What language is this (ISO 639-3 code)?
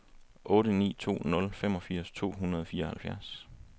dan